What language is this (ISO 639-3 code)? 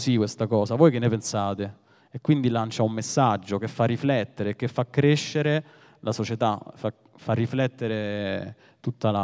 ita